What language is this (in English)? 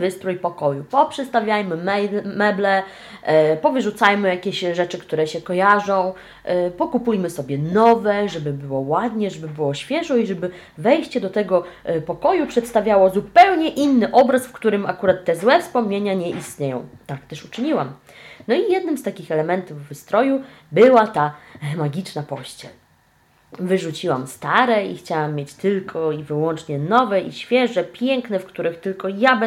Polish